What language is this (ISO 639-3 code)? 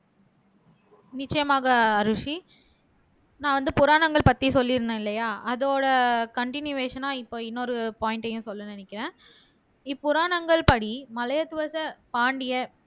tam